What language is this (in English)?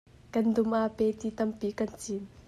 Hakha Chin